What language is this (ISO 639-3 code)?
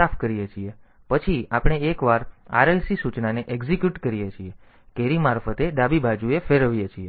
guj